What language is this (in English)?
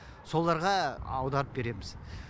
Kazakh